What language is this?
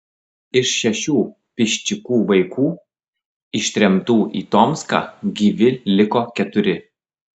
Lithuanian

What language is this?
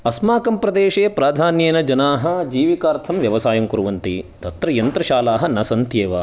Sanskrit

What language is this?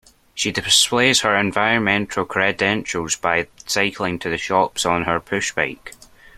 English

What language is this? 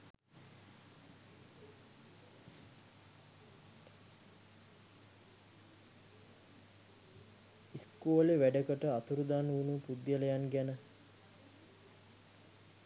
Sinhala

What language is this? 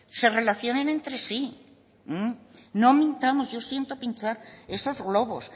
Spanish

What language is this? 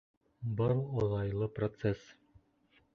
Bashkir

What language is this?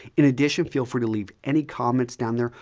English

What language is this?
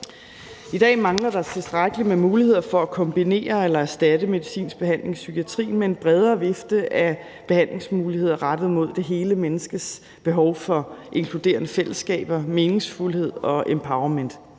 Danish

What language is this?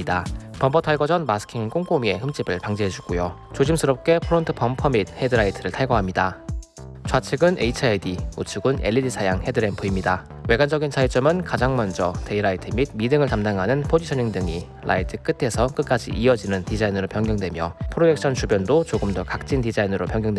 Korean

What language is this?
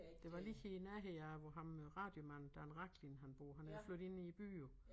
Danish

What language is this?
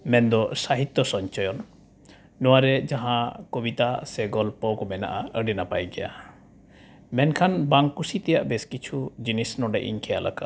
Santali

